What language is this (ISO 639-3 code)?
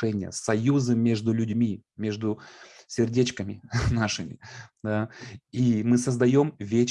rus